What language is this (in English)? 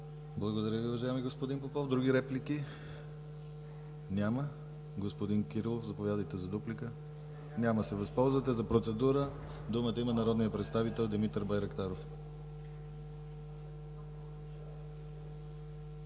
Bulgarian